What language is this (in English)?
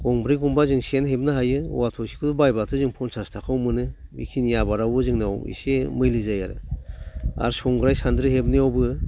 Bodo